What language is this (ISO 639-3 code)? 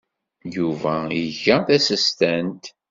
kab